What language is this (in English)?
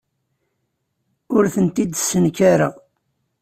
Kabyle